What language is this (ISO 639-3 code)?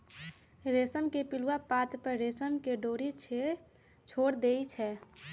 mag